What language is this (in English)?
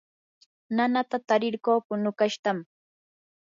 Yanahuanca Pasco Quechua